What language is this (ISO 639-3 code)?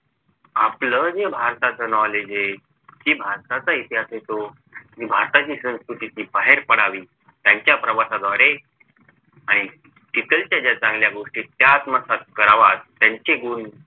mar